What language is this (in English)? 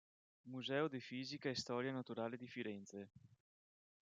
Italian